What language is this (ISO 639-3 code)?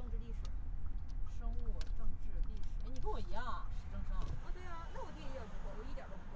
zho